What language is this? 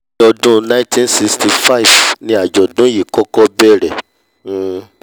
Yoruba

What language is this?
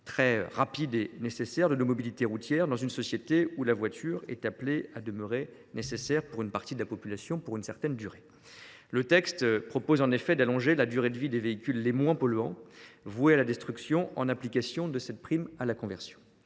French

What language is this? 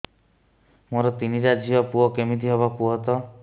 Odia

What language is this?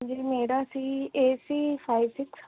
Punjabi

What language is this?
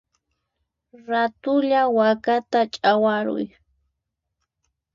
Puno Quechua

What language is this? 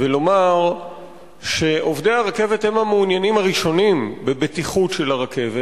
Hebrew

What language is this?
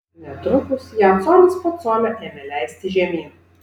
Lithuanian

